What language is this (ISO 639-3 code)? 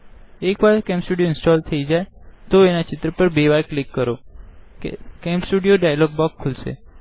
guj